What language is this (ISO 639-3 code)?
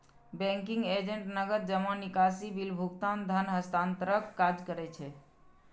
mai